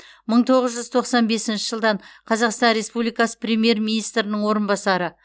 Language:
Kazakh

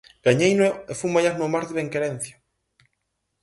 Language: Galician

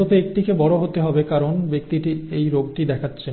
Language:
Bangla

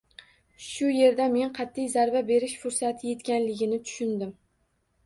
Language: Uzbek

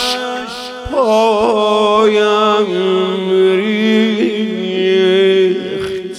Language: Persian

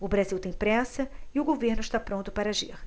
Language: Portuguese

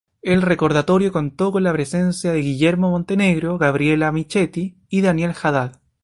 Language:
Spanish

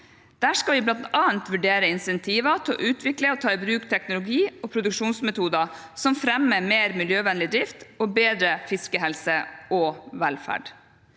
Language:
Norwegian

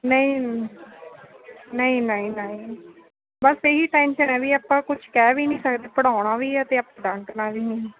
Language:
Punjabi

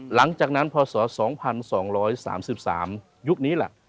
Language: Thai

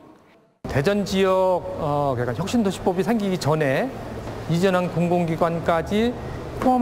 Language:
Korean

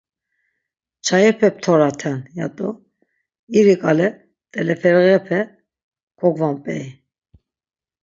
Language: Laz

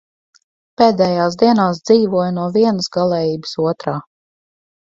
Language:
Latvian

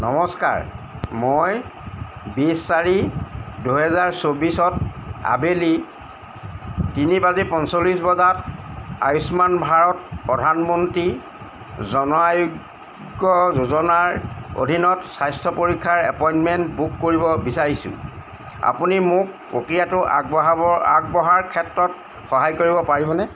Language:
Assamese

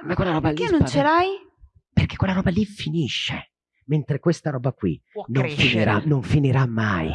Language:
Italian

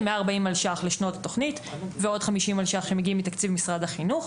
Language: Hebrew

